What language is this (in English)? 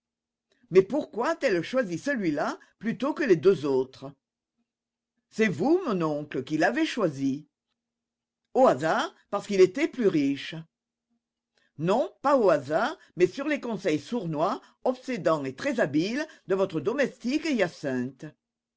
French